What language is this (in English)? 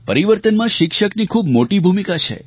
Gujarati